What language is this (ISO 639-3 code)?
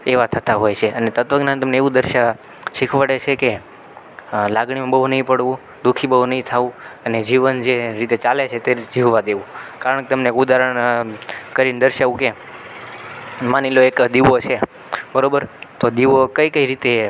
guj